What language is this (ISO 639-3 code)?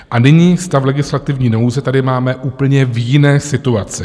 ces